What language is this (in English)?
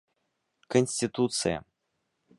Bashkir